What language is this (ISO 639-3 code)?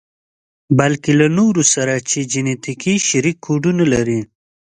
pus